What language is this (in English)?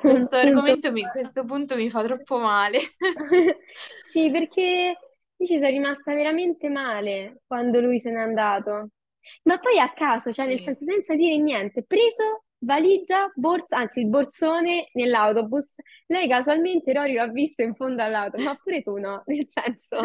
Italian